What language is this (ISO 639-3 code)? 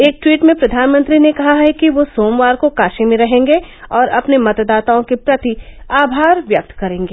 hin